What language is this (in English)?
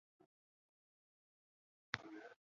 Chinese